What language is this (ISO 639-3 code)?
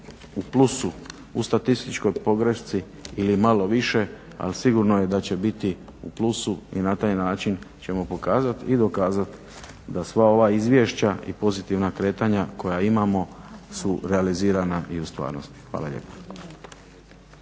hrv